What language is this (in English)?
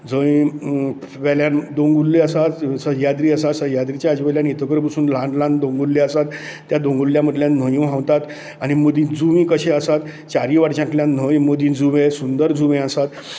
Konkani